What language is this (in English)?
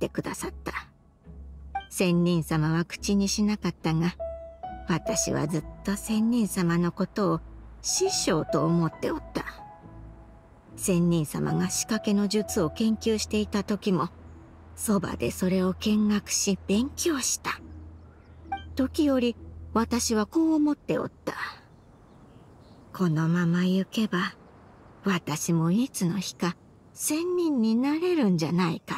Japanese